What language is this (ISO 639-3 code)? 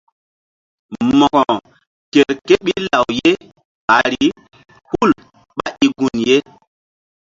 mdd